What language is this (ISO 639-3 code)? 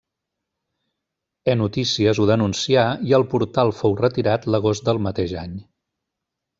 cat